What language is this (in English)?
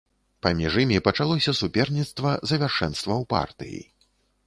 Belarusian